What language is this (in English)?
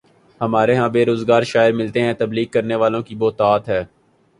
Urdu